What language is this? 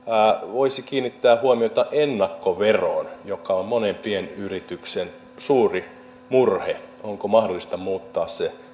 Finnish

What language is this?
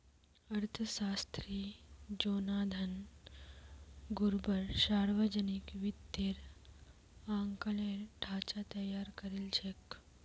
Magahi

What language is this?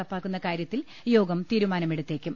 Malayalam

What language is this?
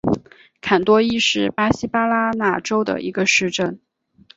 Chinese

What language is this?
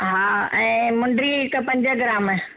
Sindhi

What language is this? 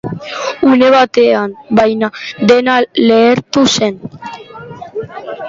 Basque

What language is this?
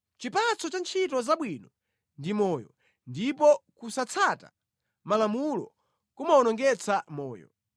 Nyanja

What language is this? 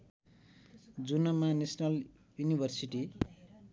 Nepali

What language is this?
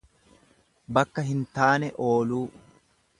Oromo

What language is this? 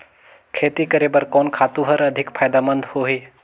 Chhattisgarhi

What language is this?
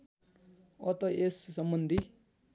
Nepali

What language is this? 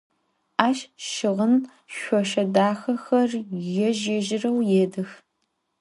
Adyghe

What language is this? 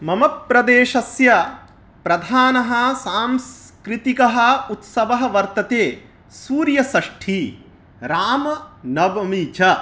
Sanskrit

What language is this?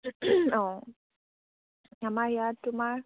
Assamese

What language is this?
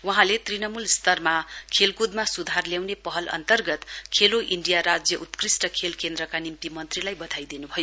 Nepali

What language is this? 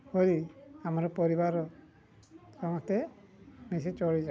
Odia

